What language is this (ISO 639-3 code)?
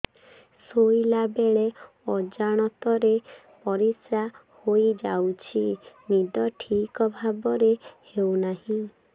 ori